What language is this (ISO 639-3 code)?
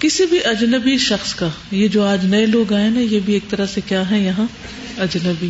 urd